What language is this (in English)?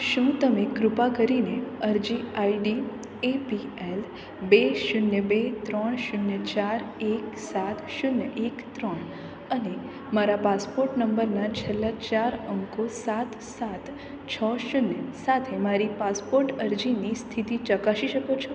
Gujarati